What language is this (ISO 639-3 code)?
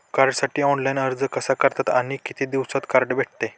mar